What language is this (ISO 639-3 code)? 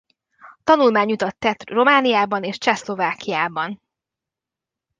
hun